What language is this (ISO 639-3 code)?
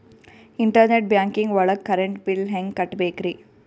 kan